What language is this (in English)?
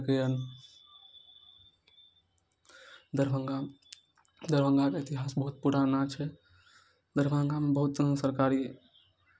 Maithili